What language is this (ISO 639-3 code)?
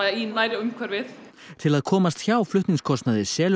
isl